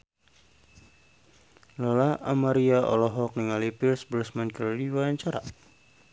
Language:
Sundanese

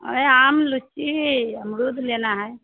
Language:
Maithili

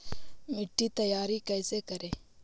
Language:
Magahi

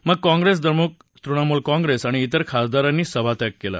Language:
Marathi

